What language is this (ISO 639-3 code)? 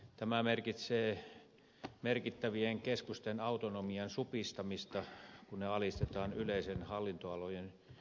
fin